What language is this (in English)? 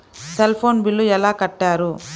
Telugu